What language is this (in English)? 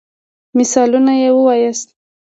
Pashto